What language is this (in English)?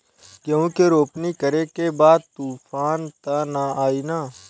Bhojpuri